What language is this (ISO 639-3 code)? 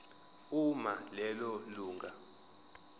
zul